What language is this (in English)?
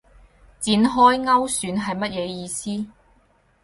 Cantonese